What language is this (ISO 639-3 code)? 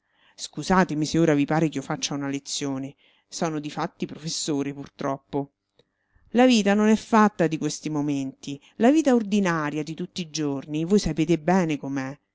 ita